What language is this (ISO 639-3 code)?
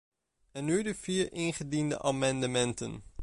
nld